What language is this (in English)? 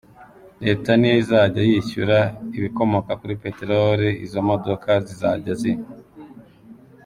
Kinyarwanda